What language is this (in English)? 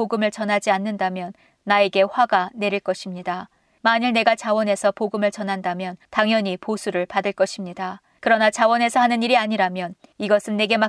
Korean